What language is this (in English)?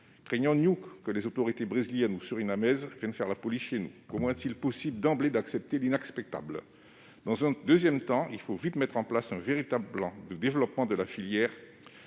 French